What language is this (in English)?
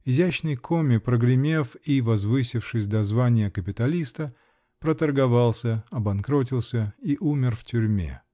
Russian